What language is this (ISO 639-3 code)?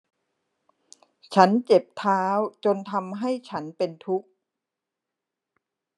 tha